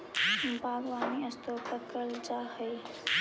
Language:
Magahi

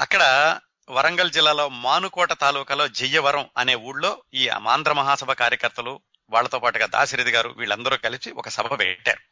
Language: Telugu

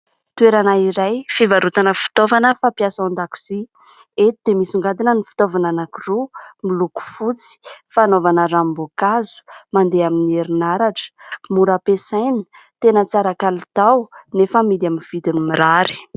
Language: Malagasy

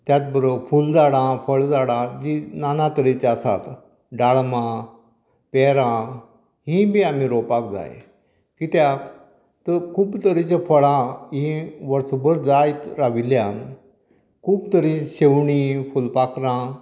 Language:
Konkani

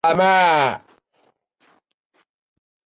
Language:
Chinese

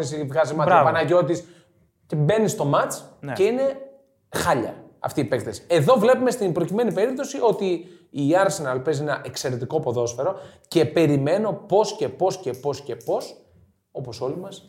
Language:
Greek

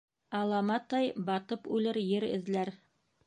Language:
Bashkir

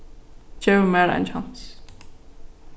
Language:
Faroese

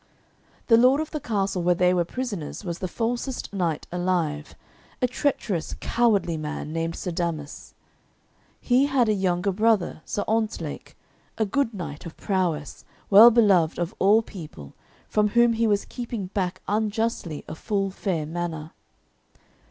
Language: English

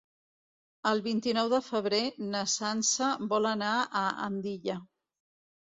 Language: Catalan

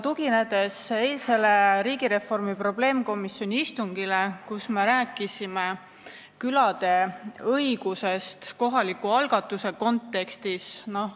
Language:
Estonian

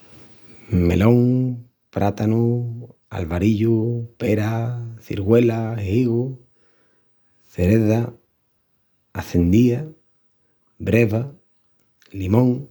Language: Extremaduran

